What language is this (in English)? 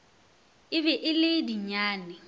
Northern Sotho